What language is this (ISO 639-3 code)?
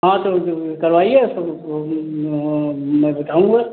hin